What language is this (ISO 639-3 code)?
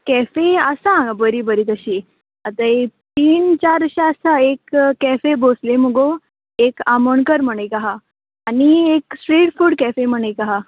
kok